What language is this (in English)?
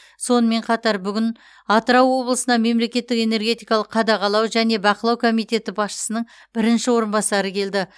Kazakh